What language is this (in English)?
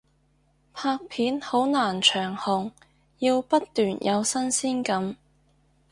Cantonese